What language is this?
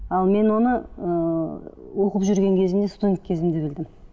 Kazakh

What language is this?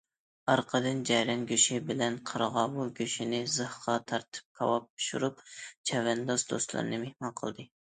Uyghur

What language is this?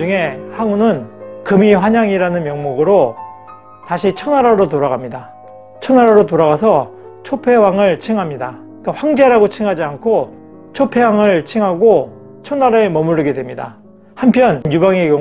Korean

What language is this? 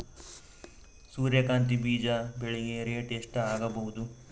Kannada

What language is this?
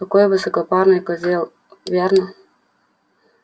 Russian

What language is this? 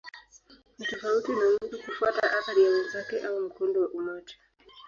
Swahili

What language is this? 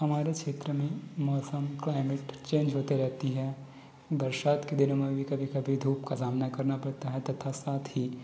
Hindi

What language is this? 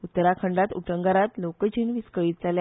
Konkani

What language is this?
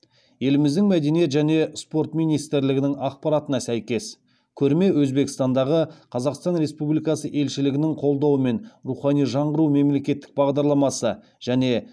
Kazakh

